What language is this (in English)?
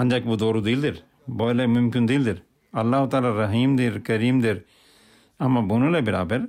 Turkish